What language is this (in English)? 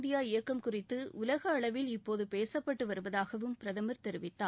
Tamil